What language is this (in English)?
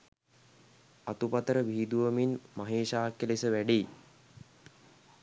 Sinhala